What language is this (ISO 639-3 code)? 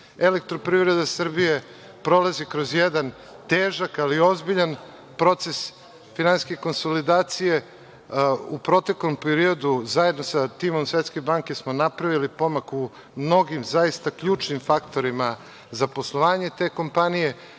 srp